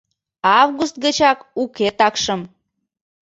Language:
Mari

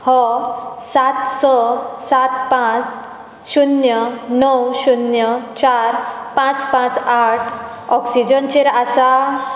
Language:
Konkani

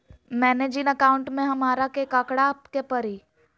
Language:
Magahi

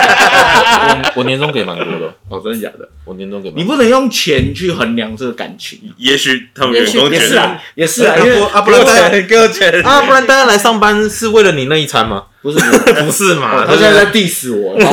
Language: Chinese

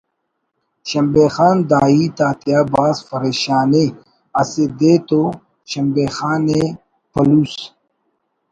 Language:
Brahui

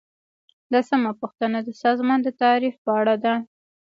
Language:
Pashto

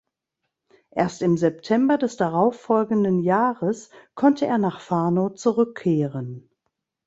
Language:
German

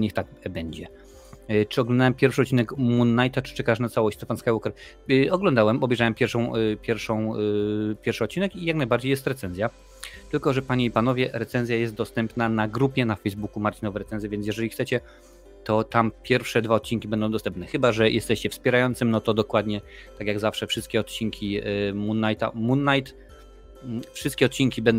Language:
Polish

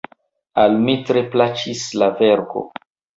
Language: Esperanto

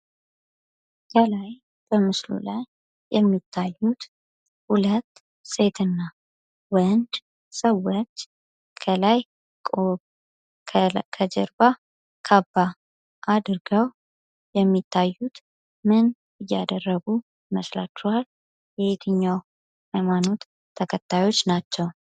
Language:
Amharic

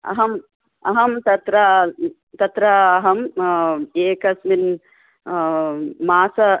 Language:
Sanskrit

